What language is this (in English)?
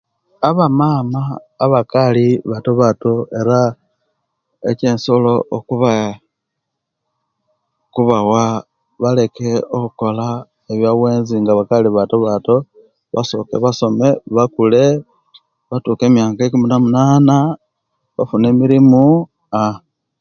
Kenyi